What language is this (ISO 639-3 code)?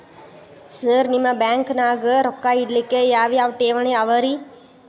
kan